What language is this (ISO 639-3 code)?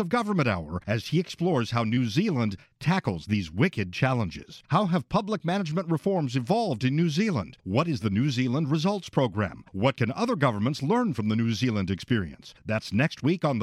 eng